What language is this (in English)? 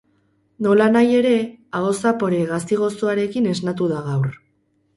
Basque